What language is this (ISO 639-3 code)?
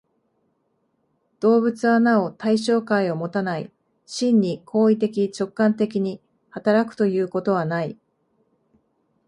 jpn